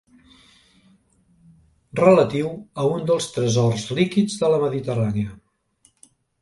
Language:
Catalan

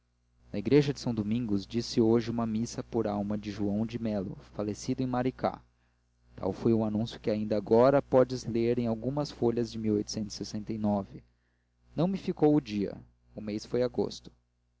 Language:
Portuguese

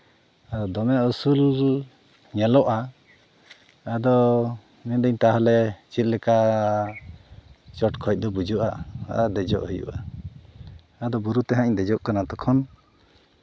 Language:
Santali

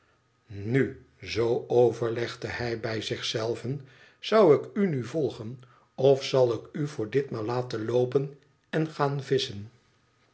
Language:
Dutch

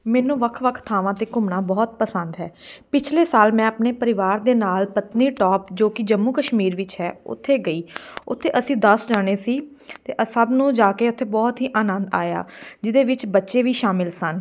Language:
Punjabi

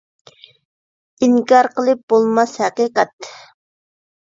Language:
Uyghur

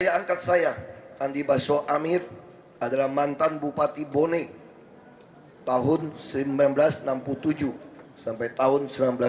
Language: Indonesian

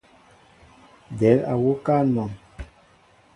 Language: Mbo (Cameroon)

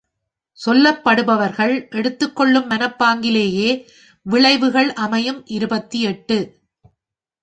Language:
Tamil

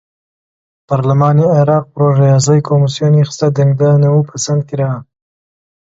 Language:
Central Kurdish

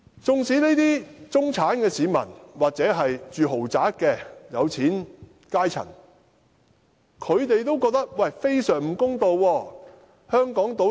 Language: Cantonese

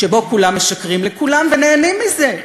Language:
Hebrew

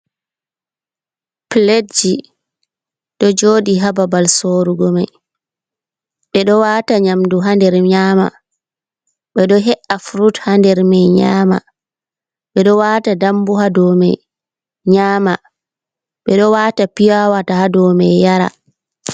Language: Fula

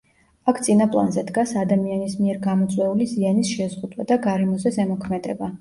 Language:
Georgian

